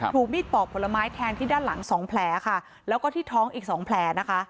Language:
Thai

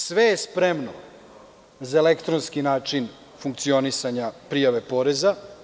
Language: Serbian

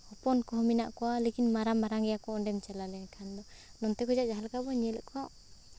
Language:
Santali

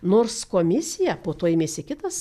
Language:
Lithuanian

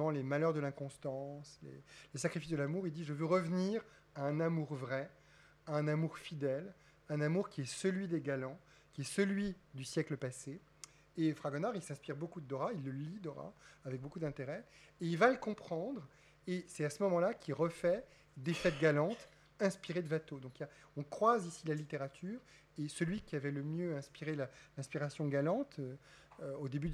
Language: French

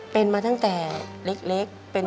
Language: Thai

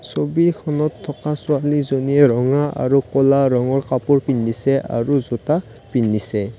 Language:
Assamese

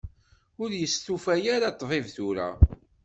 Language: Kabyle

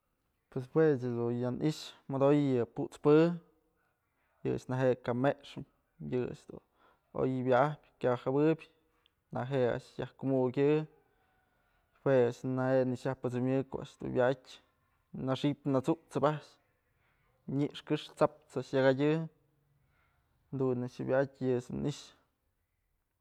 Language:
Mazatlán Mixe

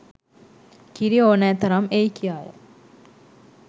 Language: Sinhala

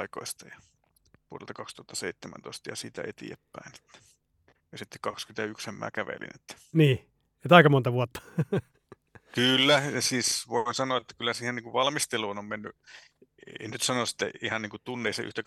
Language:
Finnish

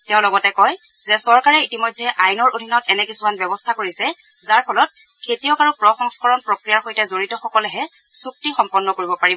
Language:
Assamese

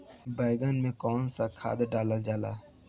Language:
Bhojpuri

